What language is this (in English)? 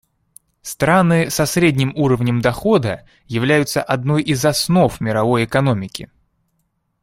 Russian